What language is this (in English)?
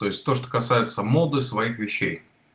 Russian